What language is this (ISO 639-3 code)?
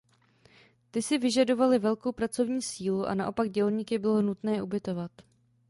ces